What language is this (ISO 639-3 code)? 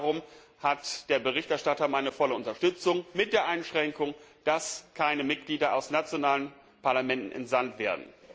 deu